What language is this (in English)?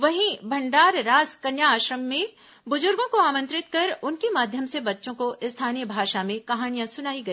Hindi